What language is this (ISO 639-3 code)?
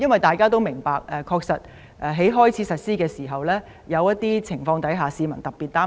yue